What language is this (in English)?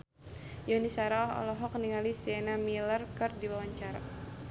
Sundanese